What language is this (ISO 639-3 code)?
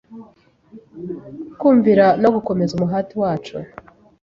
kin